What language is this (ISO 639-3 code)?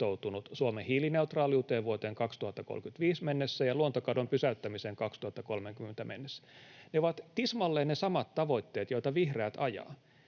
fin